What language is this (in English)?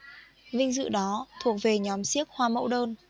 Vietnamese